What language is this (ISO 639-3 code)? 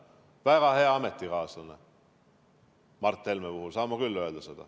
est